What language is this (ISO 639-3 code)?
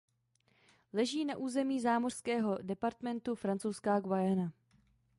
ces